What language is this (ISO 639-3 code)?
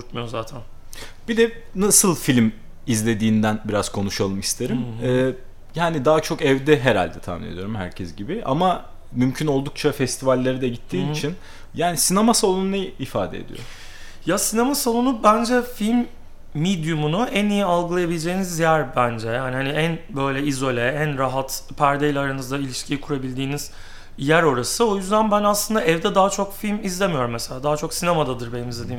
tur